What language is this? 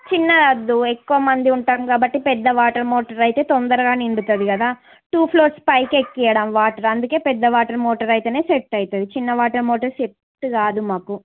Telugu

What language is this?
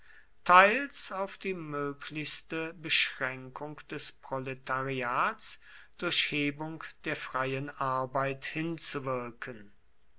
German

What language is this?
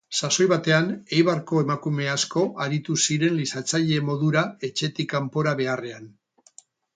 Basque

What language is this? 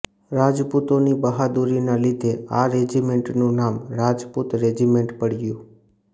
Gujarati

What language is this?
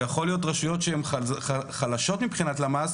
Hebrew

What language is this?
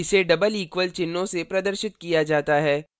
Hindi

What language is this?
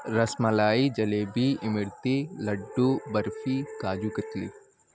Urdu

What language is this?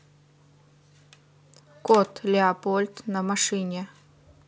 Russian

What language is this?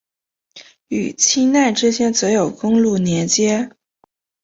Chinese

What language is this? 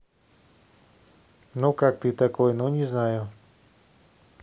Russian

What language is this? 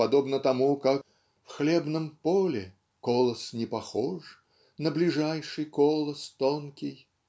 Russian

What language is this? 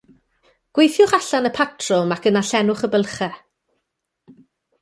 Welsh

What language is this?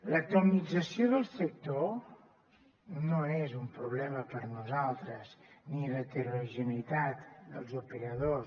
Catalan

